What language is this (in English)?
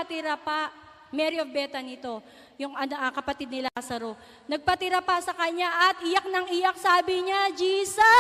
Filipino